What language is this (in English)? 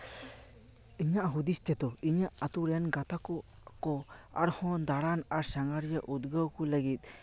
Santali